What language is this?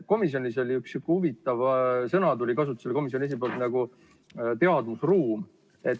Estonian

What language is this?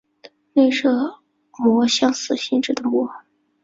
Chinese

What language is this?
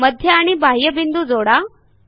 Marathi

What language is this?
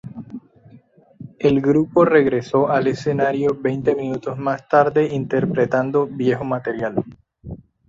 Spanish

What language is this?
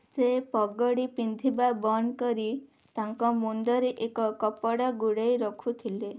Odia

